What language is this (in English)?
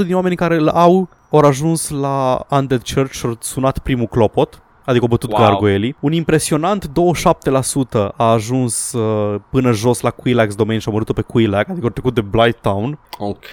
Romanian